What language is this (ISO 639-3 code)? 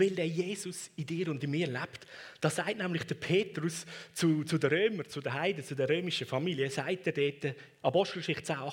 deu